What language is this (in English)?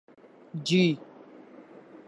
Urdu